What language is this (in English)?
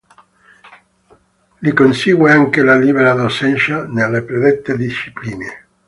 Italian